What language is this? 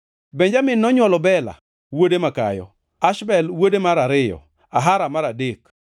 Luo (Kenya and Tanzania)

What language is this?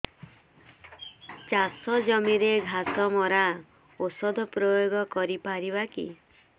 Odia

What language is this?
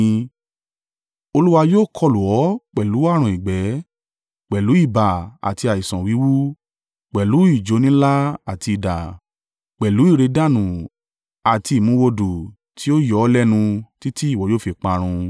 Yoruba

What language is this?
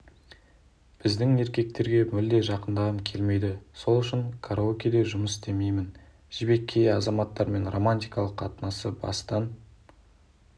Kazakh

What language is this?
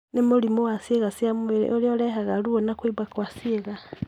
Kikuyu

